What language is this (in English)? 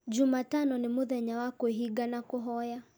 Kikuyu